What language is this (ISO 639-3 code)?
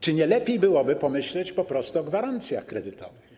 pol